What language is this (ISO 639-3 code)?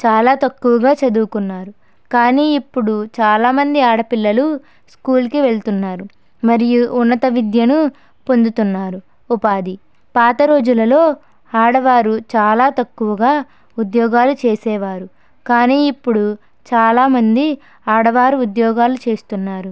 tel